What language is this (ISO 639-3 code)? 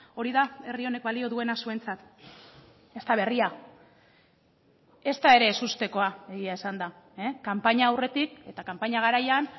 eus